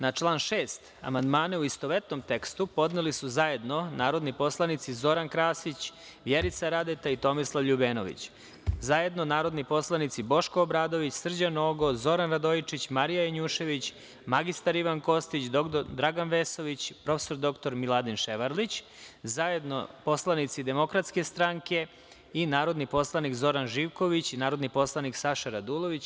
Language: Serbian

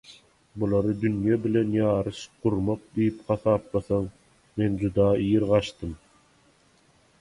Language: Turkmen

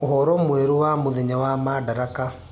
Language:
Kikuyu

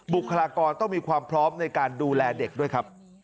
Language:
Thai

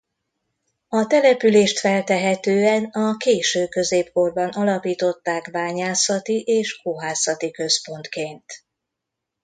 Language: Hungarian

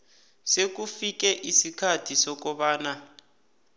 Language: South Ndebele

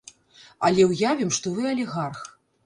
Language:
Belarusian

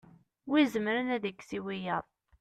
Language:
Kabyle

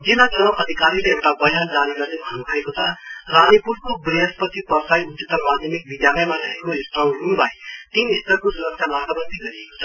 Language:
Nepali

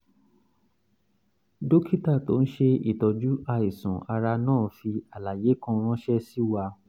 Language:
Yoruba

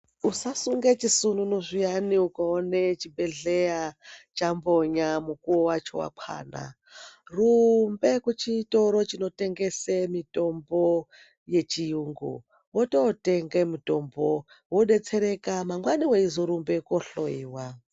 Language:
Ndau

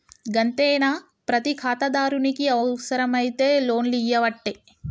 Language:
Telugu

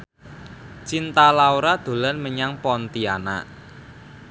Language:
Javanese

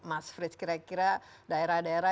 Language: Indonesian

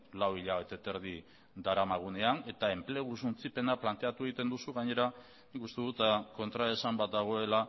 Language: Basque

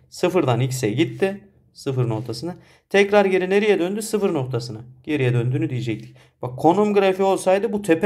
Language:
Turkish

